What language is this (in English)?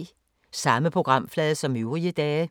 Danish